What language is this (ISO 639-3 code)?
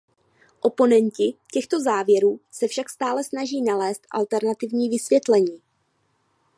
ces